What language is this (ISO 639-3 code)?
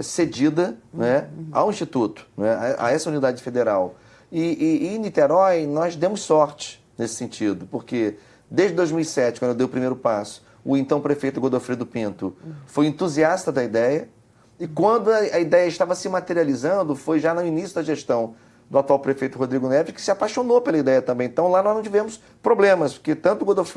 por